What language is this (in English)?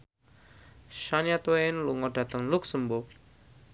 Javanese